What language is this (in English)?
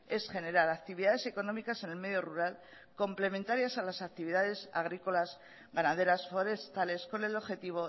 Spanish